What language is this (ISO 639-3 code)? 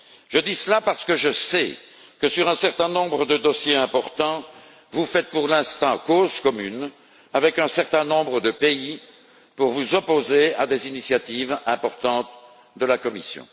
fra